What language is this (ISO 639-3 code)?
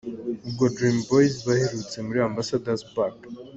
kin